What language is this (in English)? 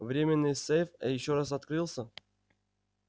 Russian